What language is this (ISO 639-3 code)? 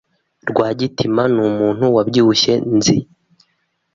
kin